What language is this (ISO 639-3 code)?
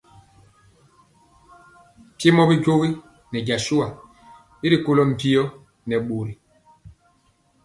mcx